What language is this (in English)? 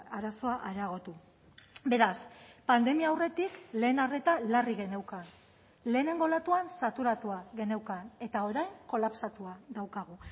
Basque